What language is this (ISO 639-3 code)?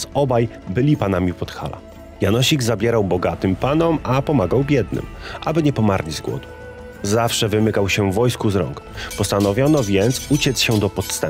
pol